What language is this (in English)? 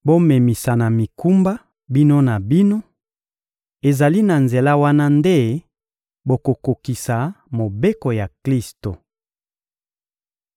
Lingala